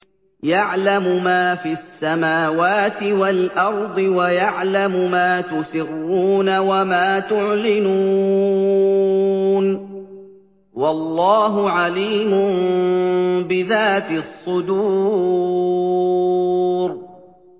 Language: Arabic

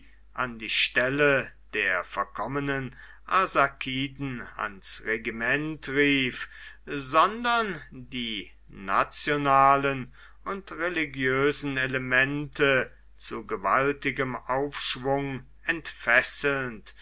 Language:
German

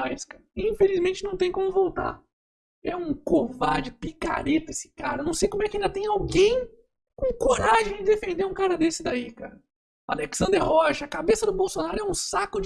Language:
Portuguese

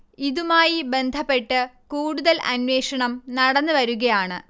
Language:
Malayalam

